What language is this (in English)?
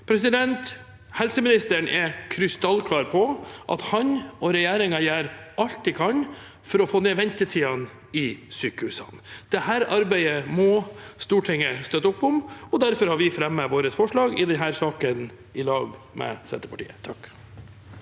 Norwegian